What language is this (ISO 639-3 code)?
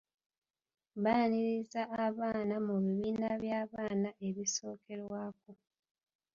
lug